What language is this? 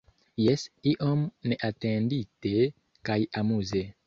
Esperanto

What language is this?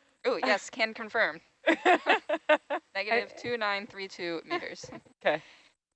English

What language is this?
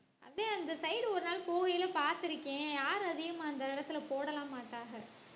Tamil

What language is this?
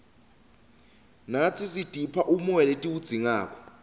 Swati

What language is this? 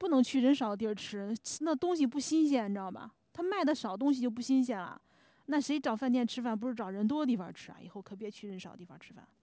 Chinese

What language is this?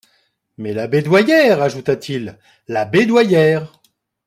French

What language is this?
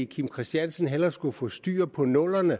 Danish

